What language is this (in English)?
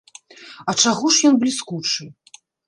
Belarusian